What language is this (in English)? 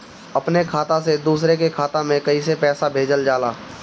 Bhojpuri